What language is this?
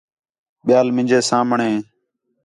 Khetrani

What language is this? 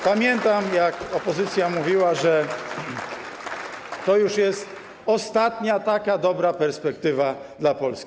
Polish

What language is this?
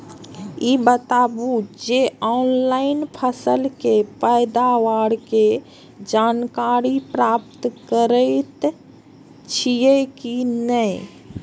Maithili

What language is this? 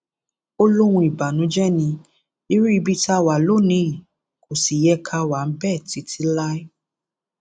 Yoruba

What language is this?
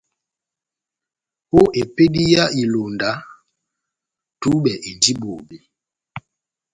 Batanga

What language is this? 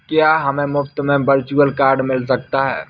Hindi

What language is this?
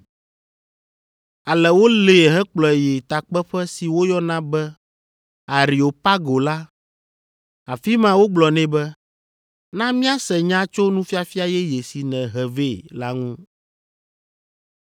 Ewe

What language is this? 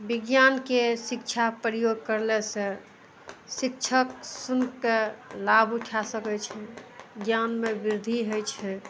Maithili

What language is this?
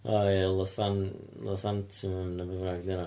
Welsh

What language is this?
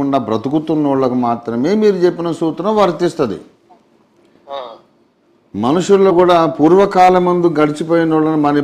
English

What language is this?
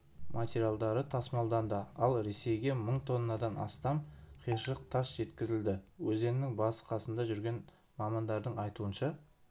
Kazakh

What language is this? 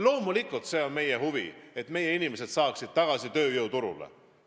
Estonian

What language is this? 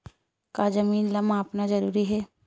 Chhattisgarhi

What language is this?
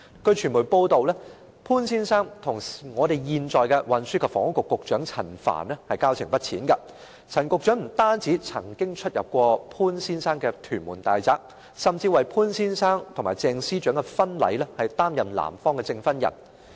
Cantonese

